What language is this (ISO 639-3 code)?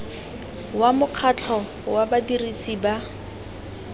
tsn